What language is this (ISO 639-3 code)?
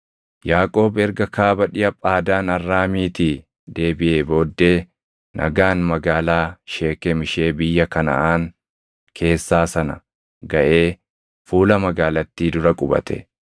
orm